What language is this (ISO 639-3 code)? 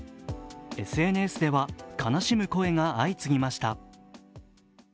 jpn